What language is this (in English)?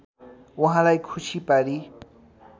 Nepali